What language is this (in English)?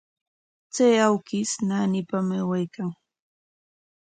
Corongo Ancash Quechua